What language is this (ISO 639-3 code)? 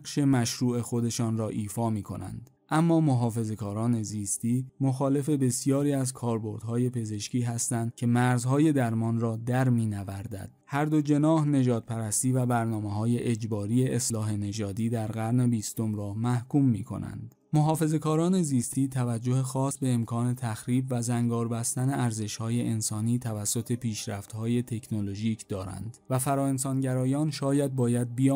fas